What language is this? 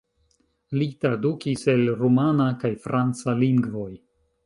Esperanto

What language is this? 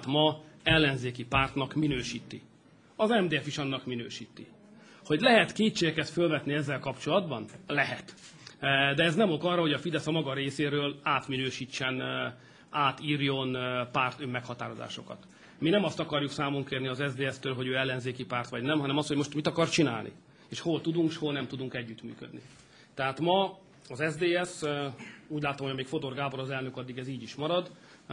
Hungarian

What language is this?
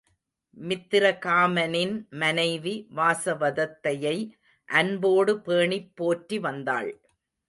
Tamil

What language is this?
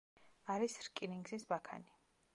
Georgian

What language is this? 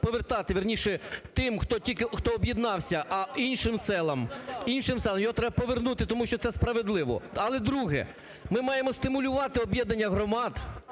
Ukrainian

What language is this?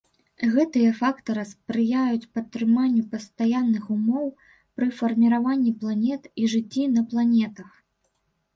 Belarusian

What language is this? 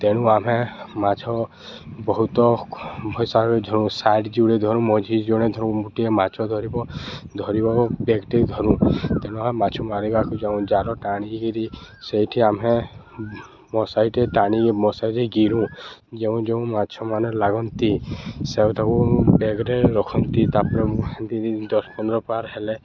Odia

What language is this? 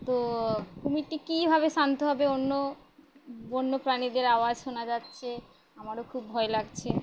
Bangla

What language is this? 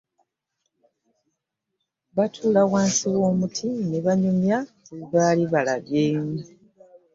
Ganda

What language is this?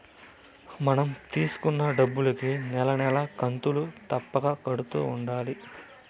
Telugu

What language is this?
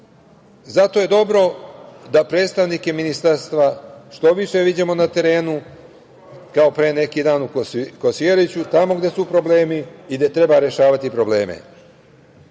Serbian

